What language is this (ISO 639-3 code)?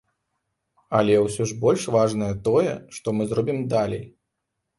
bel